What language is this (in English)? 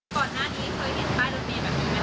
Thai